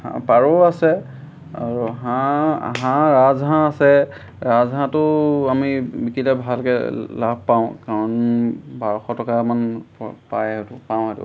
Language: Assamese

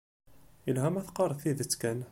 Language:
Kabyle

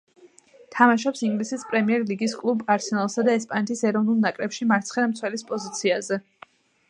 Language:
Georgian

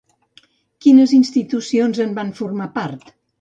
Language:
Catalan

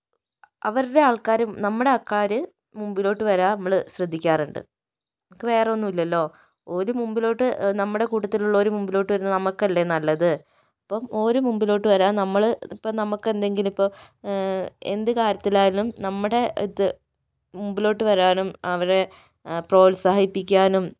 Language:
Malayalam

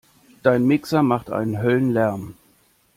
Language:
German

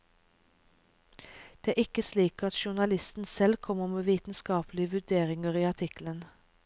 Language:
Norwegian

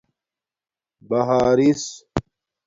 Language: Domaaki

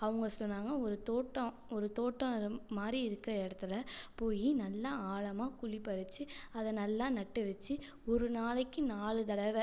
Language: Tamil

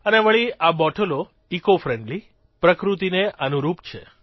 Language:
Gujarati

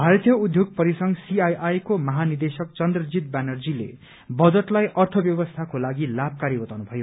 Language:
Nepali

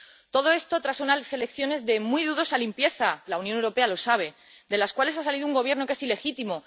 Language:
Spanish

